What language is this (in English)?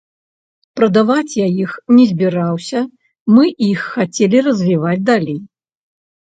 Belarusian